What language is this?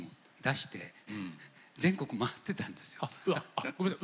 Japanese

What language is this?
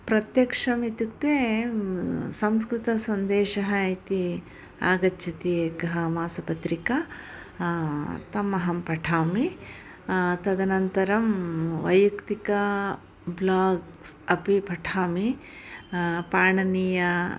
Sanskrit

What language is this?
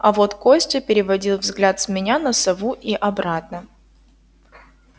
Russian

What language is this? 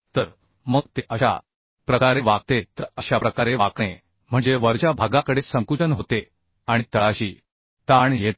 Marathi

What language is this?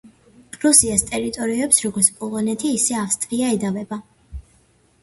Georgian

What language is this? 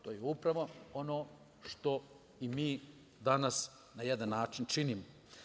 Serbian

